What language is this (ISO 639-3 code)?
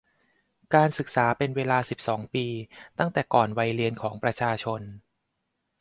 tha